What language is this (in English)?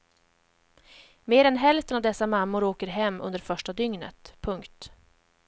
Swedish